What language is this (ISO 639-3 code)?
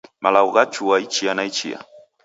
dav